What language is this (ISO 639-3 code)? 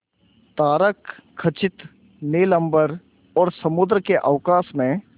hin